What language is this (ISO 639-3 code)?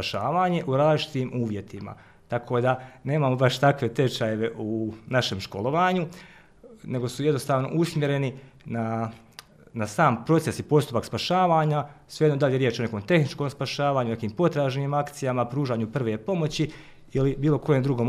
hrv